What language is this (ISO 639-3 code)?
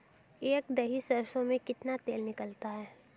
hin